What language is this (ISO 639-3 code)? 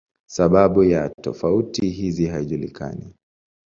swa